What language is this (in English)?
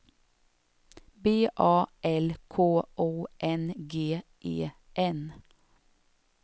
Swedish